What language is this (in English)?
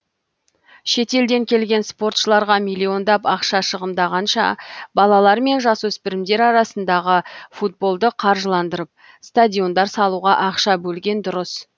Kazakh